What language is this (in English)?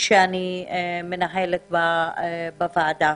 Hebrew